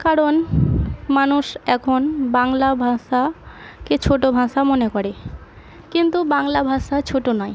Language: Bangla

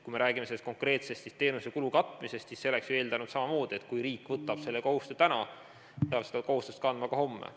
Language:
Estonian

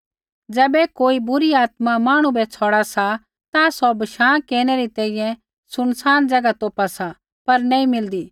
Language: Kullu Pahari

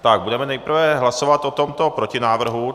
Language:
Czech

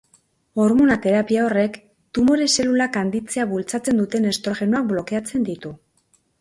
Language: Basque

